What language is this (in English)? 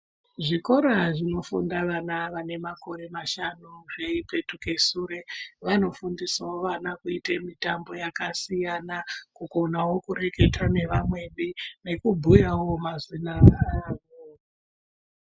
Ndau